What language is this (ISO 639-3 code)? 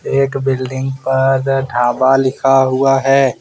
hin